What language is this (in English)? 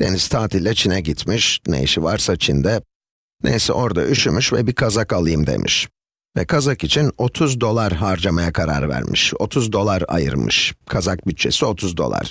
Turkish